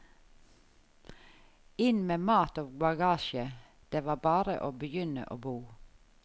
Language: Norwegian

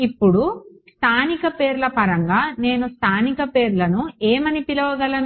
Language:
Telugu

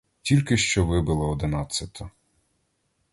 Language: Ukrainian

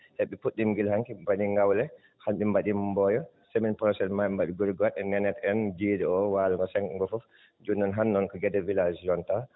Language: Fula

